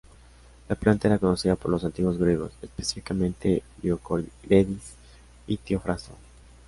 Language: Spanish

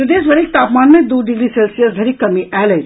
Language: Maithili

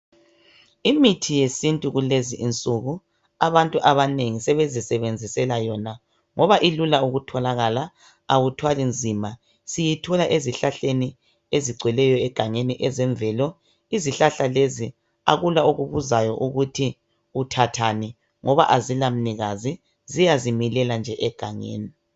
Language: North Ndebele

